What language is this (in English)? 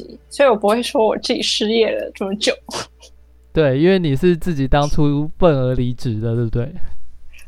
Chinese